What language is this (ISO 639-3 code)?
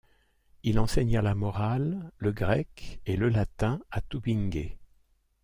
fra